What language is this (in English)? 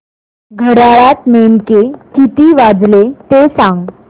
Marathi